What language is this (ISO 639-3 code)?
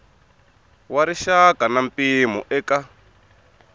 tso